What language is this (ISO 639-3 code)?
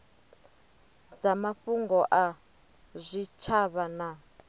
ven